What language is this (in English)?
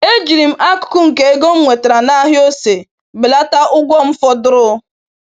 Igbo